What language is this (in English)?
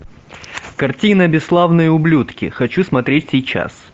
Russian